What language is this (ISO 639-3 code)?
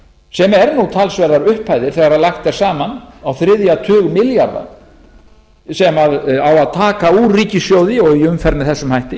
isl